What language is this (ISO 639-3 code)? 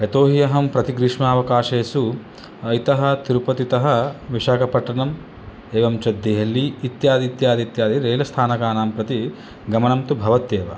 san